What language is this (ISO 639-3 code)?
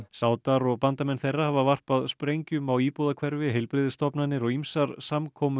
isl